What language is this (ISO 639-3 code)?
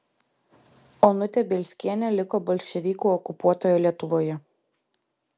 lit